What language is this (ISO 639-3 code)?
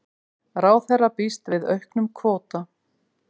isl